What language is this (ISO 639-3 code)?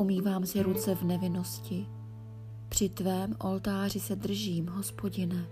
ces